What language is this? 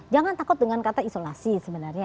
Indonesian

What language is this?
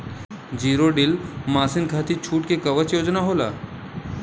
Bhojpuri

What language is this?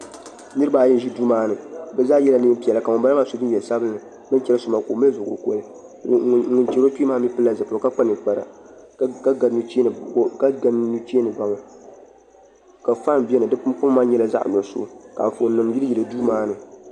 Dagbani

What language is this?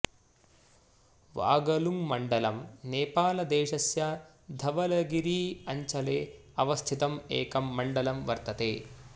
Sanskrit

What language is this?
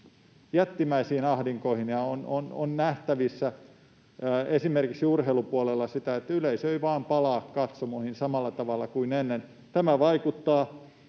Finnish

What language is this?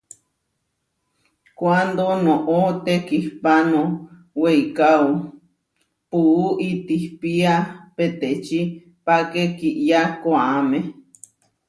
Huarijio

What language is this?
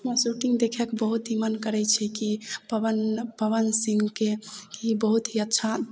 Maithili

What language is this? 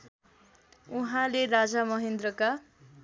Nepali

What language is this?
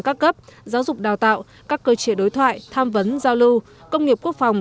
Vietnamese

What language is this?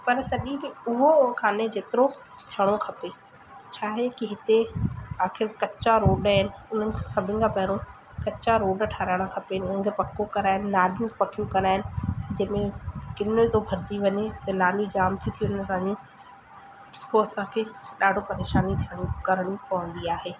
Sindhi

